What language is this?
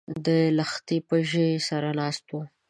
Pashto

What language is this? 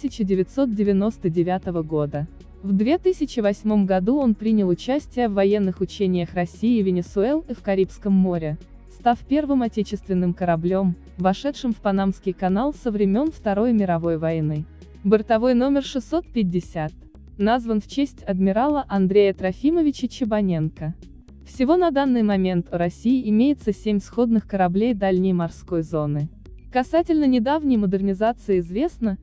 Russian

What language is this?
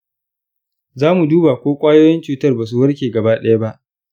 Hausa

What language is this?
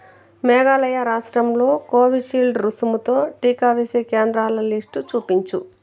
Telugu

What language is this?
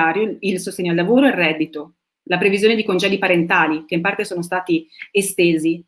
Italian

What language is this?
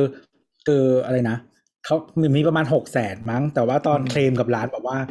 Thai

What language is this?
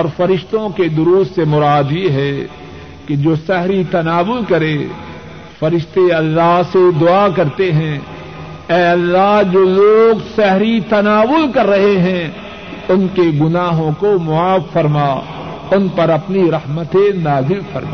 Urdu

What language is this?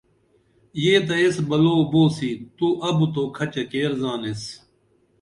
Dameli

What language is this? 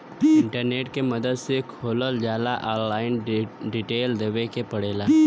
Bhojpuri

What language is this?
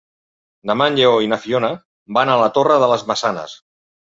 Catalan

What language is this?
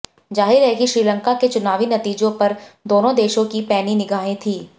Hindi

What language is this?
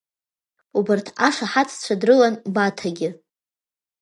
Abkhazian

